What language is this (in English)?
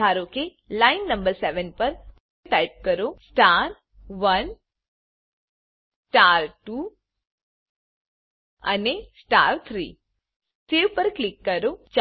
Gujarati